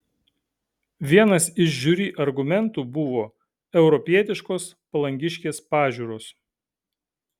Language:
Lithuanian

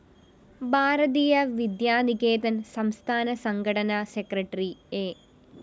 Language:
Malayalam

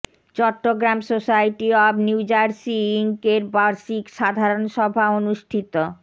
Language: Bangla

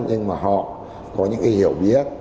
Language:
Vietnamese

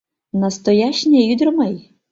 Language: Mari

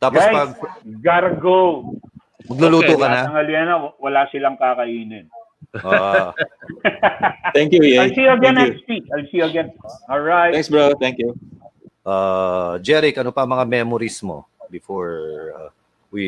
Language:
Filipino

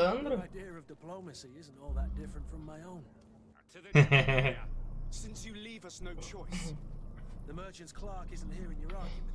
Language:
Portuguese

